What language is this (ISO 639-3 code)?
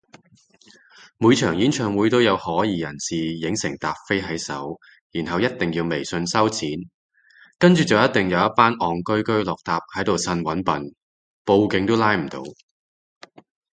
yue